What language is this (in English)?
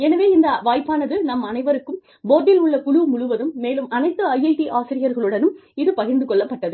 Tamil